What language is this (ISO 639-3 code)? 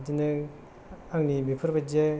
brx